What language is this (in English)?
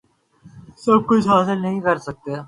Urdu